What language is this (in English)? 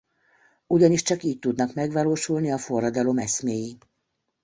Hungarian